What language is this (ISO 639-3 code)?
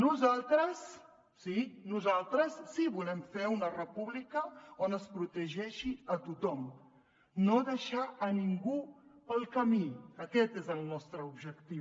cat